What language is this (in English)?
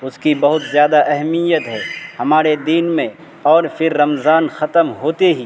Urdu